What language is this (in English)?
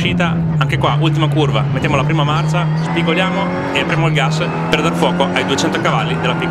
Italian